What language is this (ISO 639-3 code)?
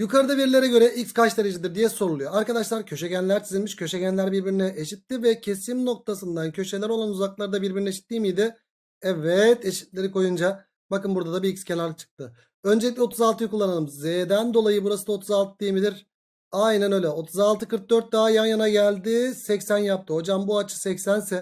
tur